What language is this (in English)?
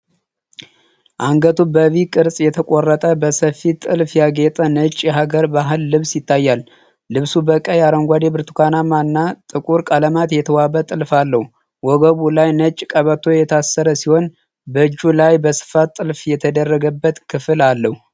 Amharic